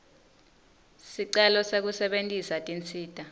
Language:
Swati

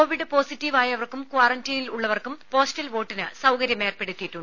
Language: Malayalam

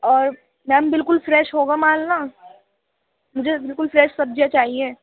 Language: Urdu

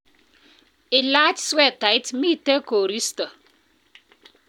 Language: Kalenjin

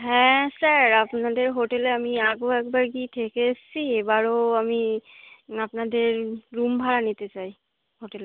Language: Bangla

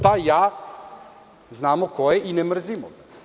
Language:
Serbian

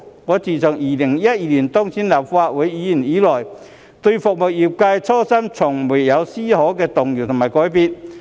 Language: Cantonese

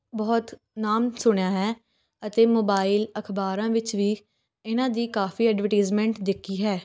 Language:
Punjabi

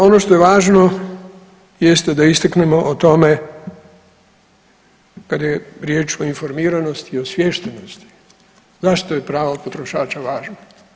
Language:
Croatian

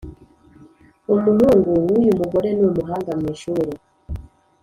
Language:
Kinyarwanda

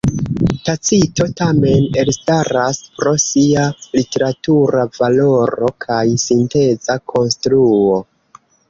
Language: Esperanto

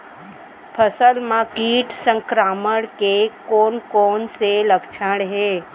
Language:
Chhattisgarhi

